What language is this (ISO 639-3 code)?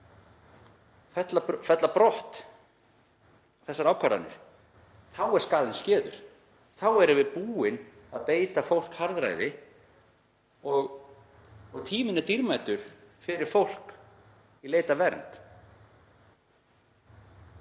isl